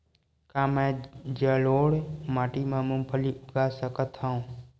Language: Chhattisgarhi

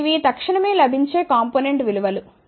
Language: Telugu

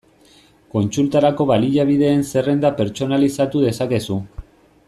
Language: Basque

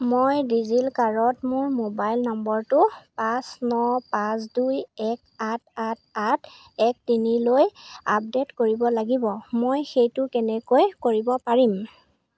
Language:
Assamese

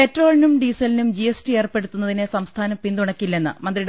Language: Malayalam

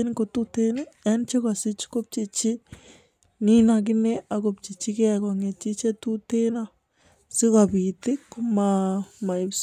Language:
Kalenjin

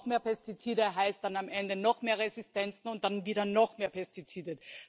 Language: German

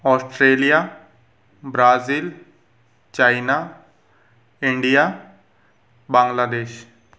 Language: Hindi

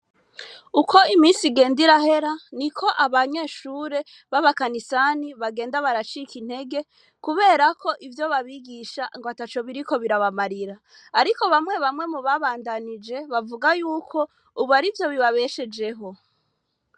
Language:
Rundi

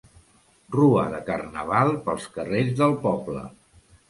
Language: Catalan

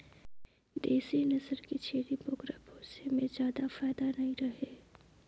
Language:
Chhattisgarhi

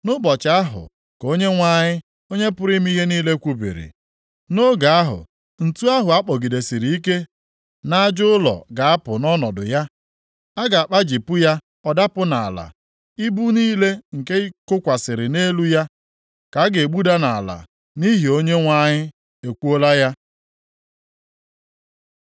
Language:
Igbo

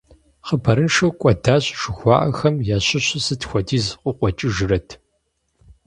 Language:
Kabardian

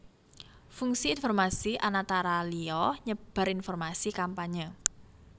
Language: Javanese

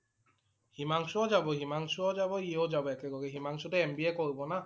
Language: Assamese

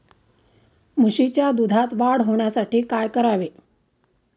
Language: Marathi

